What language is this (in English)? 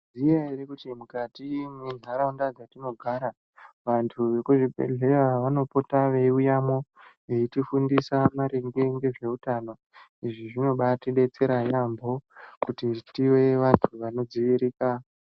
Ndau